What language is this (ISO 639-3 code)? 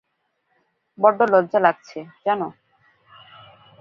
ben